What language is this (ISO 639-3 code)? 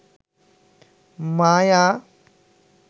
ben